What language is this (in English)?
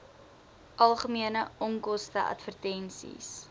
Afrikaans